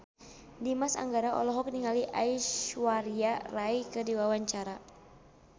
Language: Sundanese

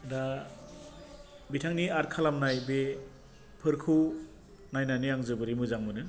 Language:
Bodo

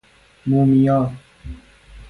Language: Persian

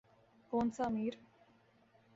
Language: Urdu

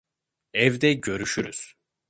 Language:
Turkish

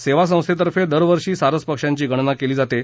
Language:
Marathi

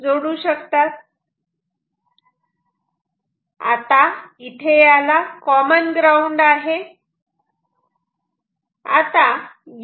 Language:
Marathi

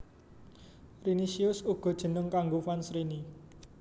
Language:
Javanese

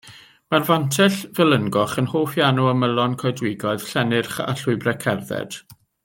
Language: Welsh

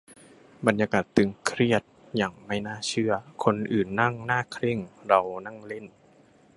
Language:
Thai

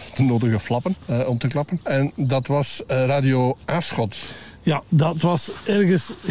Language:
Dutch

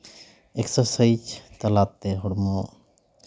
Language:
Santali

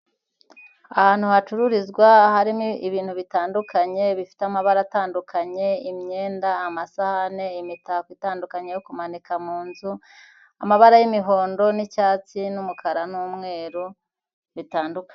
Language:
Kinyarwanda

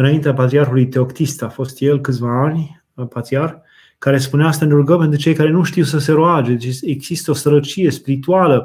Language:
Romanian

